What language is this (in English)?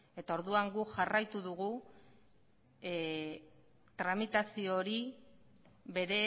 Basque